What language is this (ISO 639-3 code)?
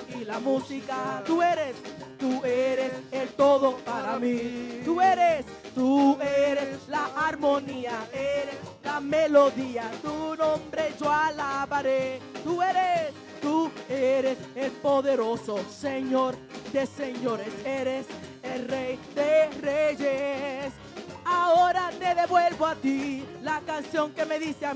spa